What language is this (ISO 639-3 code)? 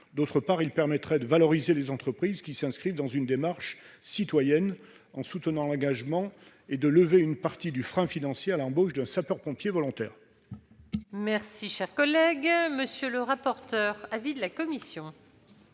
fra